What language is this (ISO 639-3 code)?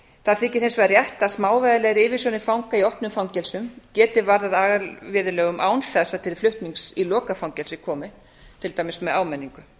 isl